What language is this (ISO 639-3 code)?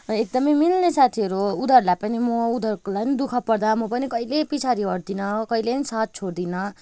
nep